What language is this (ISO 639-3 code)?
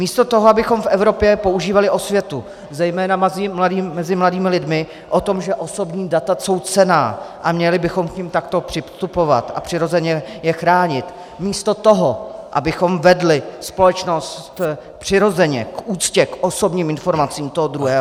ces